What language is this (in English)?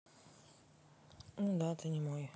Russian